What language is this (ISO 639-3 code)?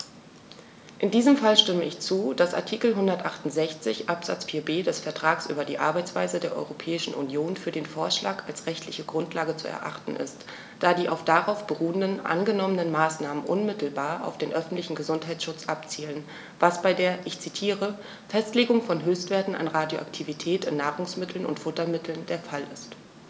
deu